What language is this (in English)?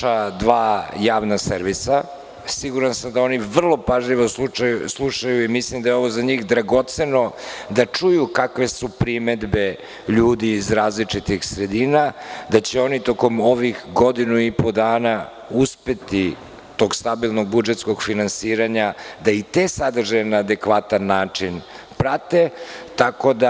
Serbian